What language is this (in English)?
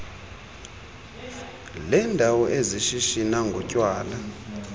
Xhosa